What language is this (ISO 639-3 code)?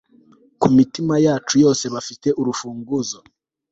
kin